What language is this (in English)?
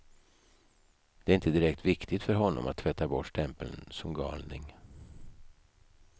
Swedish